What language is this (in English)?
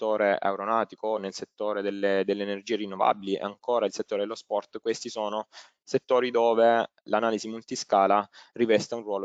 Italian